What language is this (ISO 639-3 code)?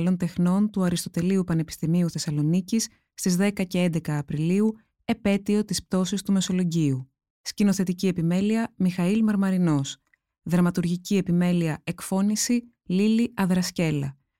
ell